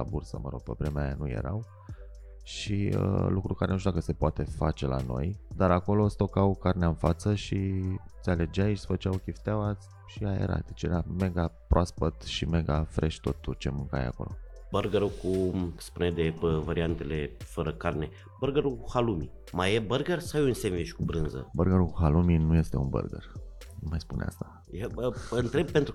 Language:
Romanian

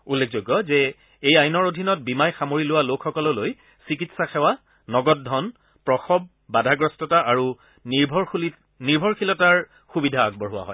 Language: Assamese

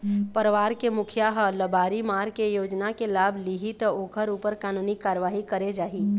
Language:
Chhattisgarhi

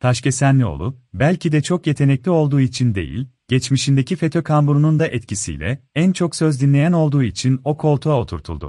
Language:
Turkish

